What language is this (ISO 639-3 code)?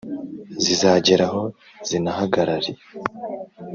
kin